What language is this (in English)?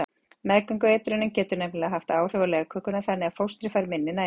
Icelandic